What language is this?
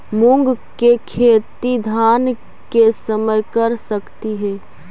Magahi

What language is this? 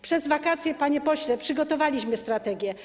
Polish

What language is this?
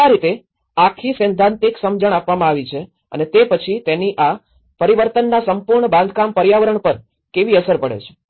Gujarati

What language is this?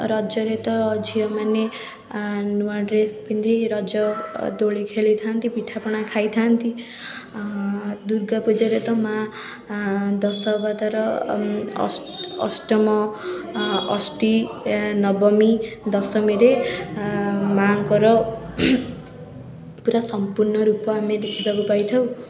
Odia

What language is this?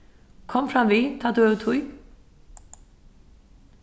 Faroese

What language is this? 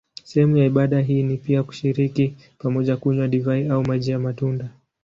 Swahili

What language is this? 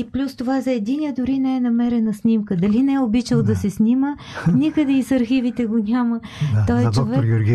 Bulgarian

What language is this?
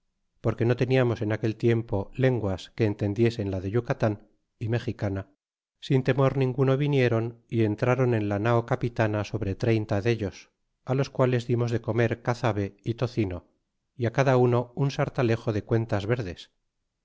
Spanish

